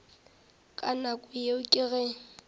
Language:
Northern Sotho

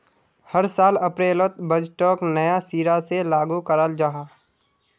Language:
Magahi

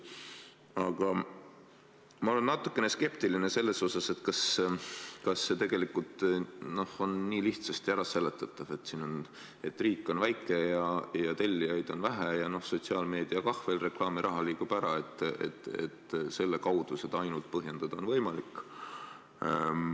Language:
Estonian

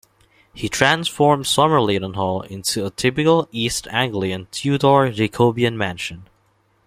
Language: English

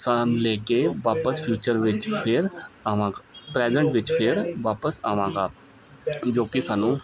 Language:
Punjabi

